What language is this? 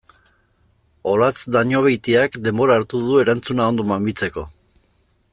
Basque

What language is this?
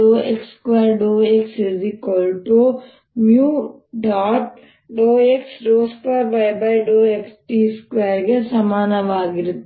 Kannada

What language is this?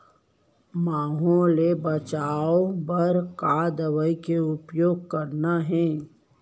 Chhattisgarhi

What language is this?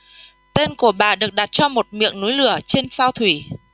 Vietnamese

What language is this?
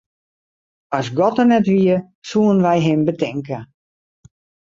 Western Frisian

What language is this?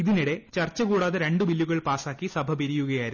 Malayalam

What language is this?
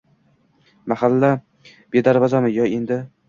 Uzbek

